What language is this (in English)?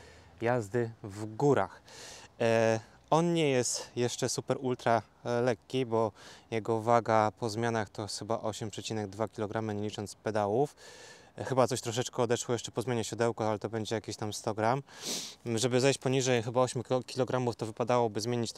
Polish